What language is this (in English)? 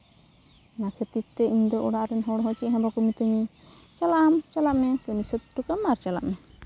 Santali